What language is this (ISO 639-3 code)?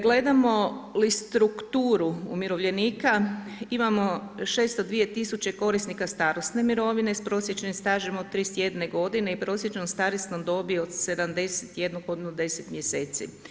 hrv